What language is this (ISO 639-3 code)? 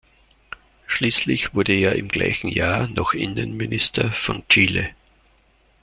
deu